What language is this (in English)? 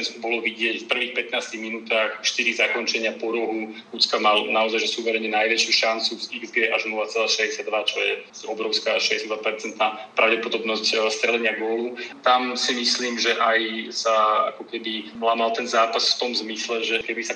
Slovak